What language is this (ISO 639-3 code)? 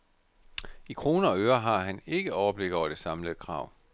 dan